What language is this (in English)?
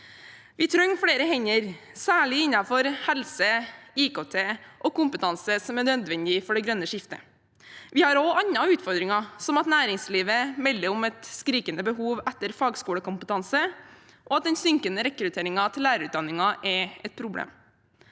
Norwegian